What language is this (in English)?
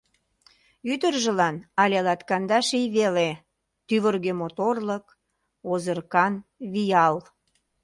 Mari